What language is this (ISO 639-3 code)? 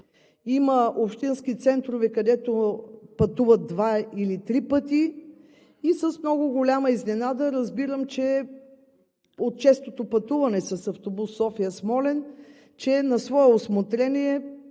bul